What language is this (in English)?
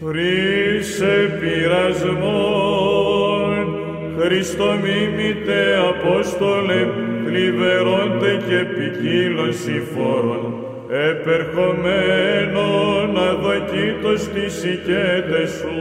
Greek